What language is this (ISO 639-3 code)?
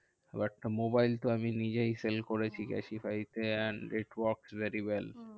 ben